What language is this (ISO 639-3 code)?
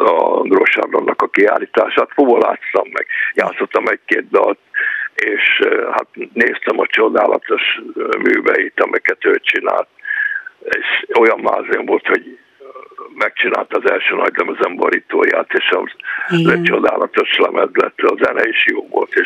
hun